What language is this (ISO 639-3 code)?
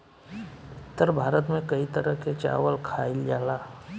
bho